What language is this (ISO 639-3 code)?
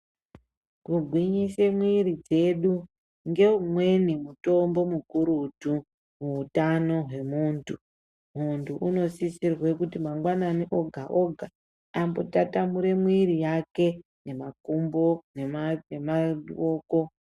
ndc